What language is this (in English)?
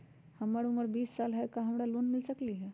Magahi